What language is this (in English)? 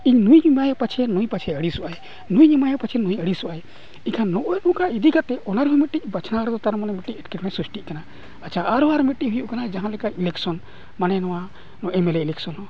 Santali